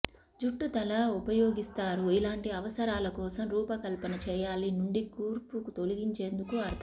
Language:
Telugu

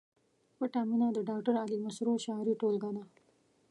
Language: Pashto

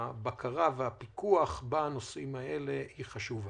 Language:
Hebrew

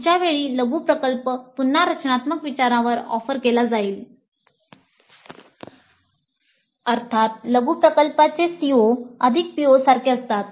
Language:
Marathi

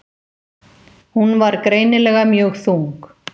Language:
Icelandic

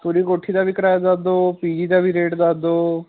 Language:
Punjabi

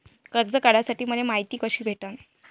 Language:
Marathi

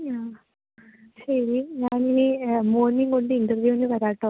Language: Malayalam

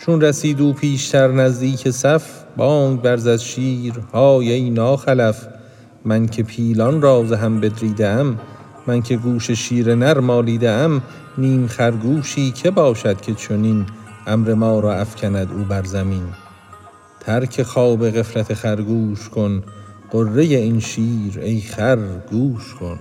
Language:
Persian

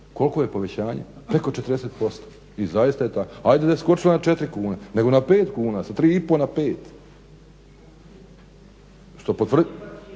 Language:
Croatian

